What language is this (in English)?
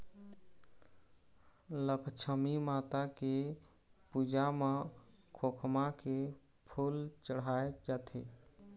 Chhattisgarhi